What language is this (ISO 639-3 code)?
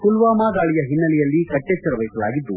kan